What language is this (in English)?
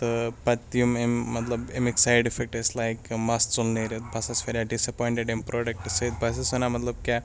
Kashmiri